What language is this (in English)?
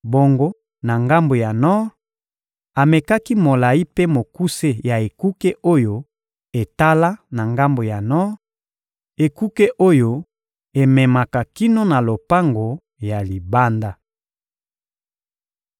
Lingala